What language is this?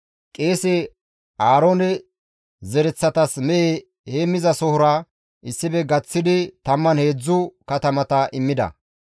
Gamo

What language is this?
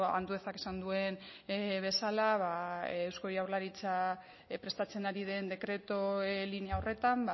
Basque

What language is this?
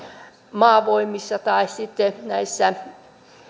Finnish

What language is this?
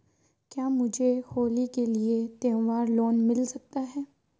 Hindi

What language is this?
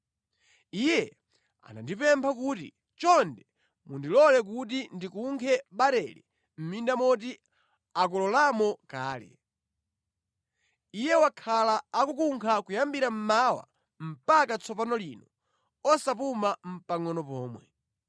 Nyanja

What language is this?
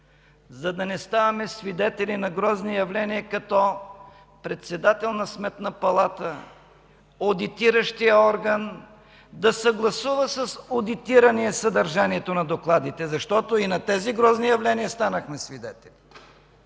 Bulgarian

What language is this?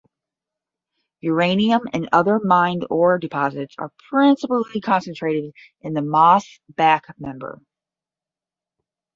English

